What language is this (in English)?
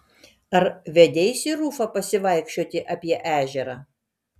Lithuanian